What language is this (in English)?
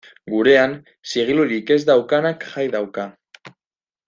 Basque